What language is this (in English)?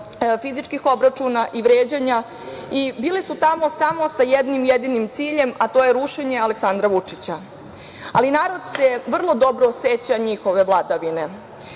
Serbian